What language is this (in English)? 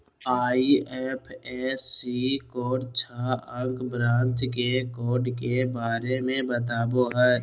Magahi